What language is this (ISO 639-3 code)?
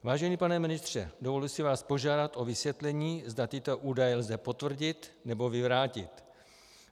ces